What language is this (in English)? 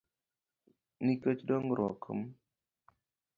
Luo (Kenya and Tanzania)